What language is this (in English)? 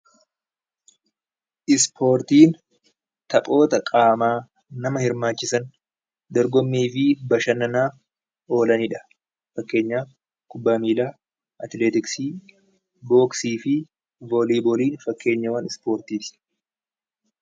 Oromo